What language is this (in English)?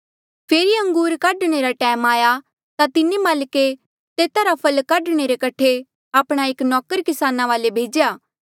Mandeali